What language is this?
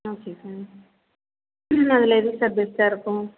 Tamil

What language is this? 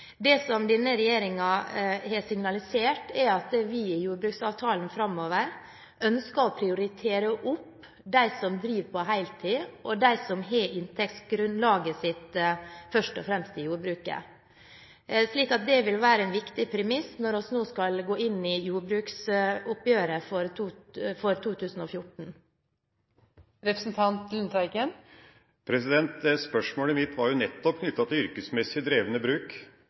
Norwegian Bokmål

